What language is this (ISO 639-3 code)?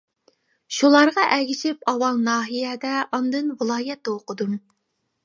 uig